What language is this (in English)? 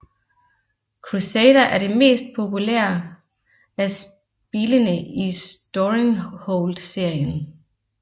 Danish